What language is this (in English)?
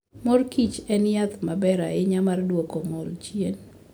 Luo (Kenya and Tanzania)